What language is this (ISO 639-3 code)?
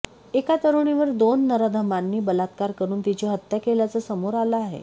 mar